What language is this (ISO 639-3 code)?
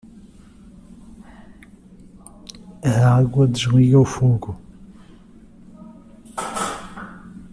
por